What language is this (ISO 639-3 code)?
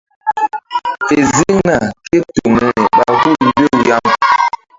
mdd